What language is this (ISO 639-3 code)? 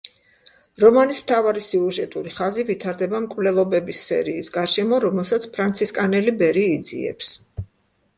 kat